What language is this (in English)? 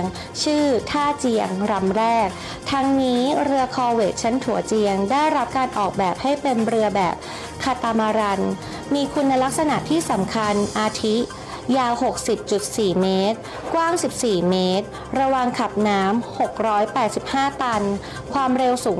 Thai